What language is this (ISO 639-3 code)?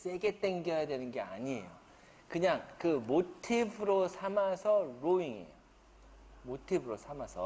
kor